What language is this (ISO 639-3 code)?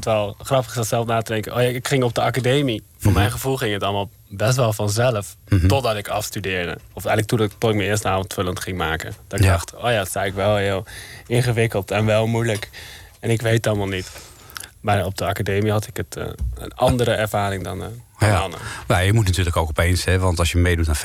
nld